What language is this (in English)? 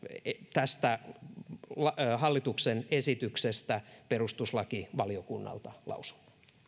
Finnish